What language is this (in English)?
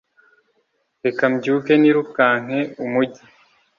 Kinyarwanda